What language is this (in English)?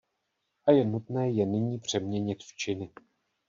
Czech